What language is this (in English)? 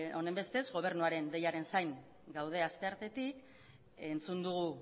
Basque